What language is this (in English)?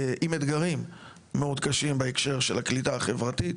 Hebrew